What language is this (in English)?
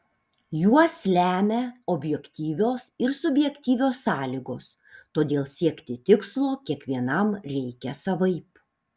Lithuanian